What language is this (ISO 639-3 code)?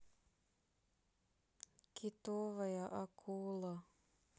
rus